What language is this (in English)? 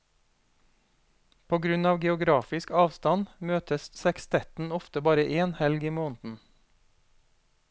Norwegian